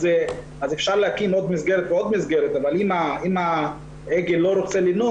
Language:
Hebrew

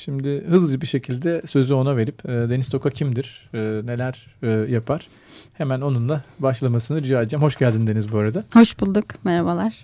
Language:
Turkish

